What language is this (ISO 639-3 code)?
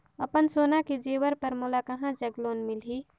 hne